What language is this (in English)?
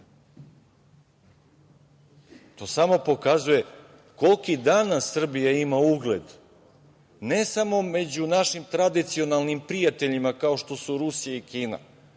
Serbian